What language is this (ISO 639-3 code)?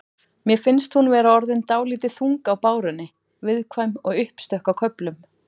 isl